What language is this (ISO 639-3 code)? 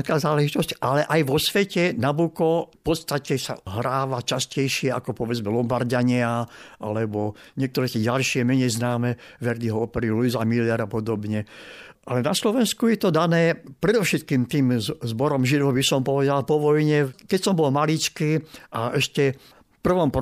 slk